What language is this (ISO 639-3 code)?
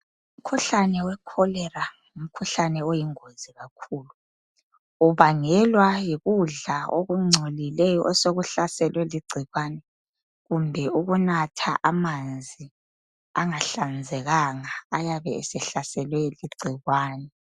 nde